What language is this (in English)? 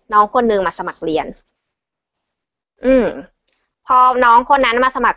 Thai